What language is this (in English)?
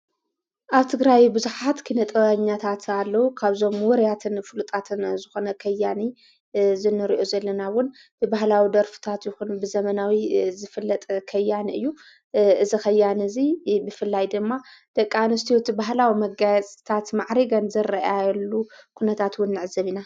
Tigrinya